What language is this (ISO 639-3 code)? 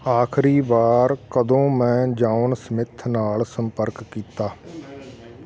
pan